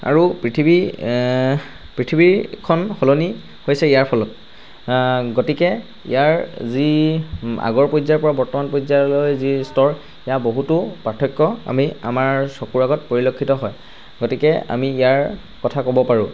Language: Assamese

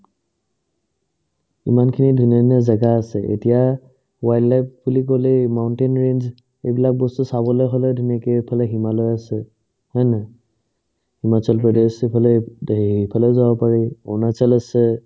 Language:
Assamese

